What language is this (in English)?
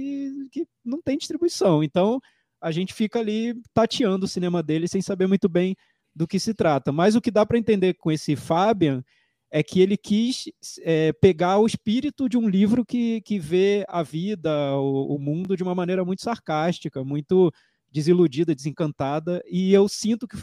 Portuguese